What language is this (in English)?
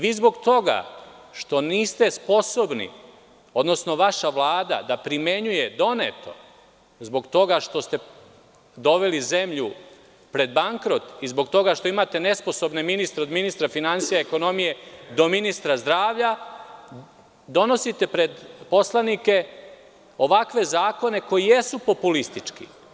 Serbian